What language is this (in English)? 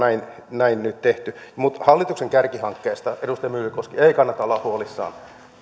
Finnish